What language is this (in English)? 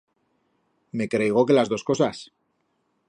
Aragonese